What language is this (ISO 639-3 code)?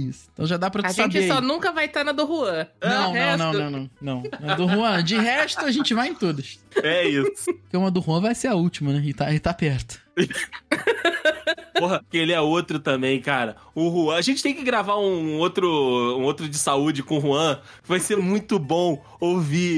por